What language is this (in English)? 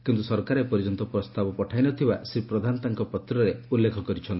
Odia